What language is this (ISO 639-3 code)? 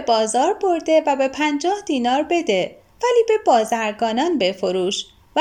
fas